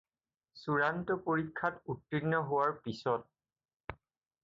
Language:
Assamese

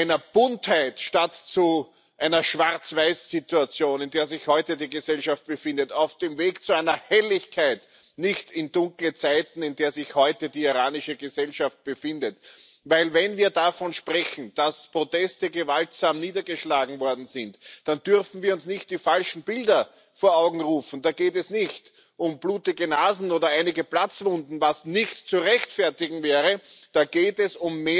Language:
German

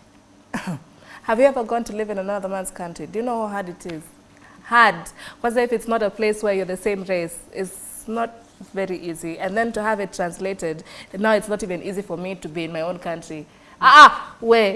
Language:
English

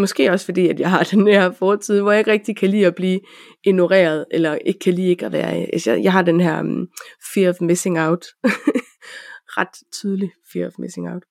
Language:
Danish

